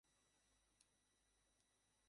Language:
Bangla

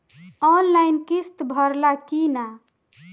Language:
Bhojpuri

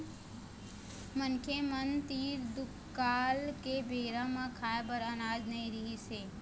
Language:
Chhattisgarhi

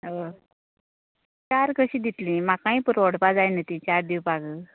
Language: Konkani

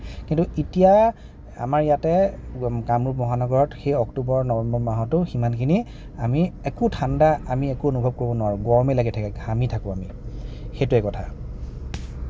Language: Assamese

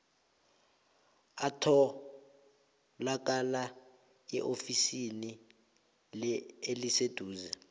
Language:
South Ndebele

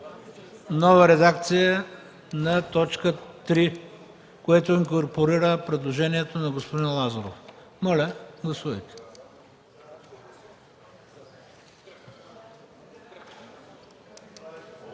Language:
Bulgarian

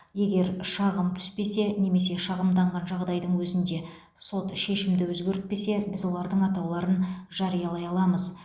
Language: Kazakh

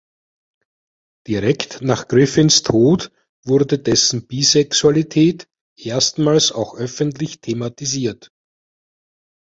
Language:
German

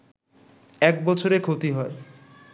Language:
Bangla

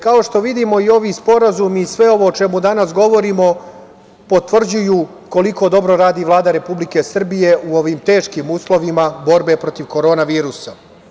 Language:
Serbian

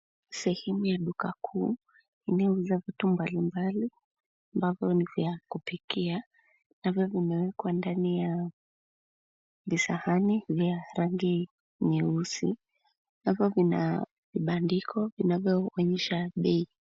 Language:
Swahili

